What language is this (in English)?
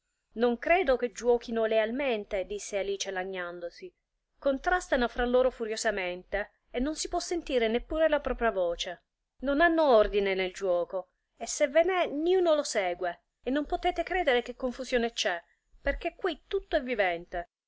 Italian